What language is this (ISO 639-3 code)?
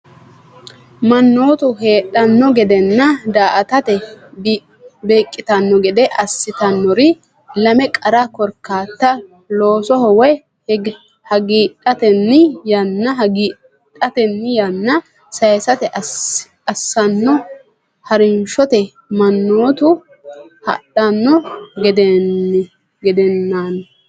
sid